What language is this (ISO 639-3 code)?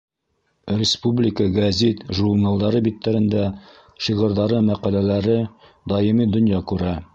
bak